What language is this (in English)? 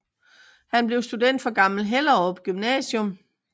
Danish